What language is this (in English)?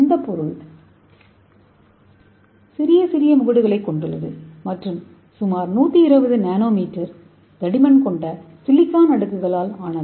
Tamil